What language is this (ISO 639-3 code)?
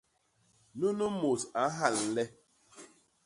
bas